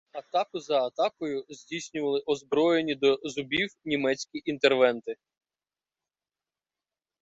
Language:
Ukrainian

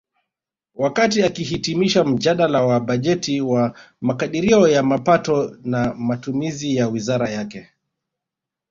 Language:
Swahili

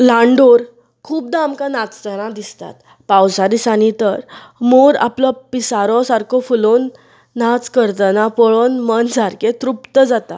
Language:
Konkani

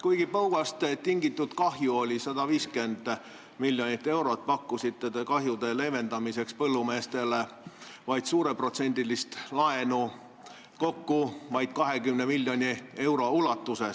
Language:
Estonian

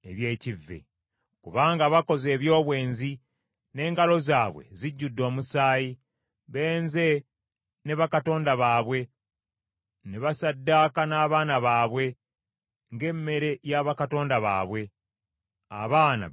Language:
Ganda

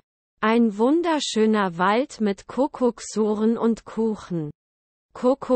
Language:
German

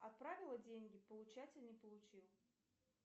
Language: Russian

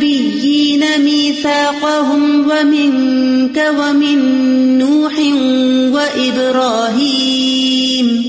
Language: Urdu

